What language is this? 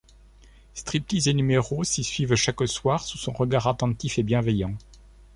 French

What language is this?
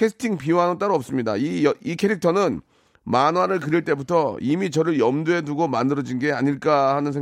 Korean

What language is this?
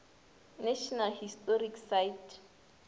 Northern Sotho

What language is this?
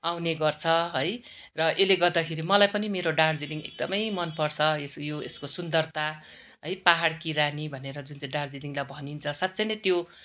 Nepali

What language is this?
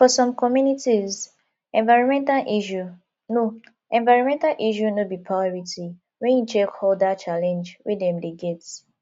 Nigerian Pidgin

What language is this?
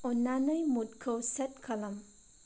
Bodo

